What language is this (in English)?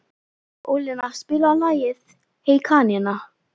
Icelandic